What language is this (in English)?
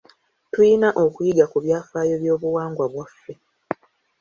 Ganda